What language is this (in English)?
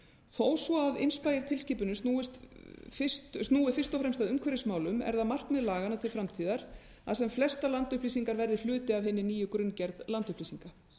Icelandic